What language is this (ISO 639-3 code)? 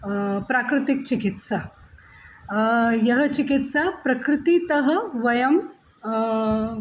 san